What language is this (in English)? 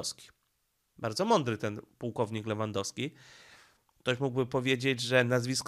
Polish